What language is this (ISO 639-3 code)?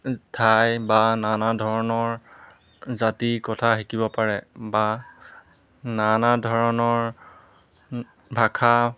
asm